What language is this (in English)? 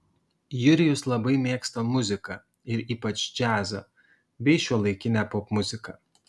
Lithuanian